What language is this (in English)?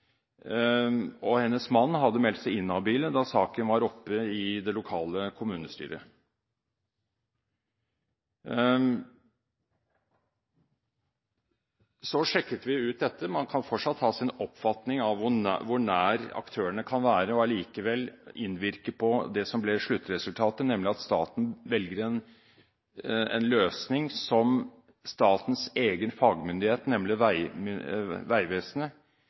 Norwegian Bokmål